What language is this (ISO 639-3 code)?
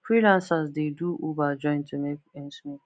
pcm